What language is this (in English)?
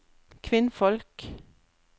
Norwegian